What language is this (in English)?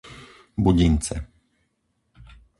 Slovak